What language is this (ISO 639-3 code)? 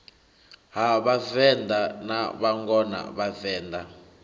ven